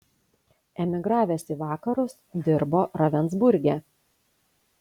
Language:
Lithuanian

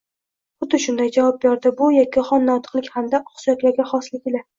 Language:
Uzbek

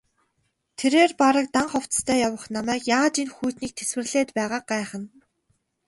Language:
Mongolian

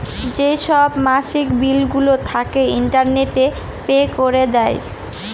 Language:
Bangla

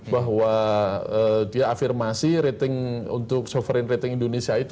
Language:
Indonesian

